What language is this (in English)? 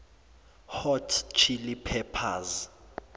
Zulu